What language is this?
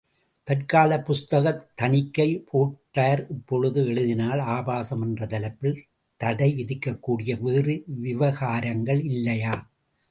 Tamil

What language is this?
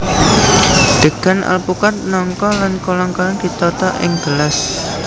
Javanese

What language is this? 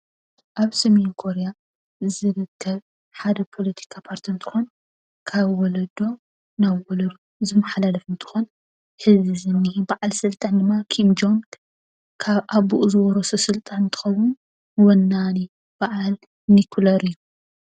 Tigrinya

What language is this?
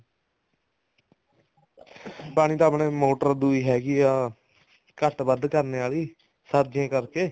Punjabi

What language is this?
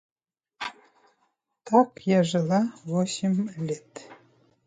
Russian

